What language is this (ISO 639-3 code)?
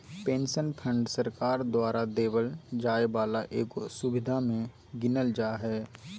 mag